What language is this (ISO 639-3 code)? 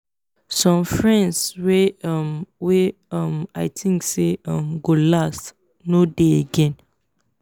pcm